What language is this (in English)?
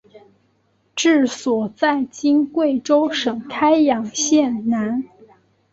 Chinese